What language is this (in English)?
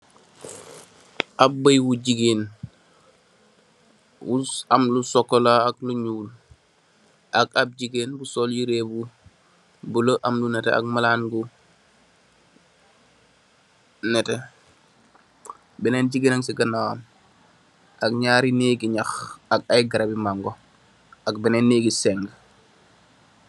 Wolof